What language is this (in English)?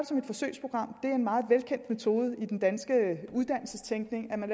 Danish